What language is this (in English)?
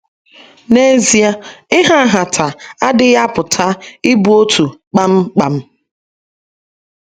Igbo